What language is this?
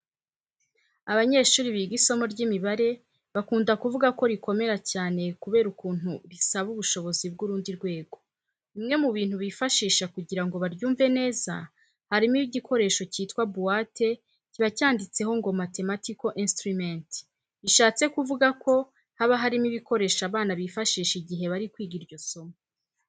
Kinyarwanda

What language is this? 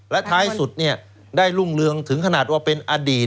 Thai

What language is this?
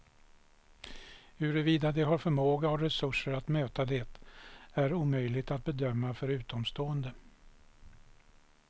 Swedish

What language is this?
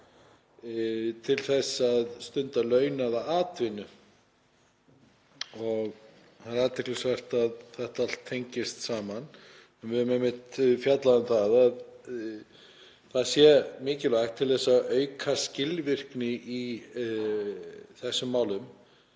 Icelandic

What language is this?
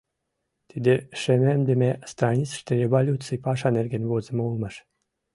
Mari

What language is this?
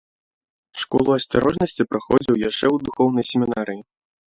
Belarusian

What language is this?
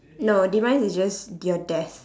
English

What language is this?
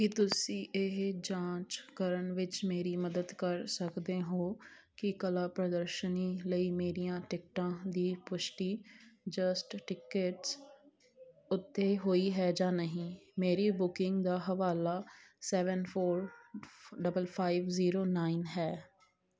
Punjabi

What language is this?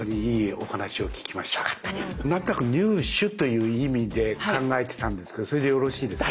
Japanese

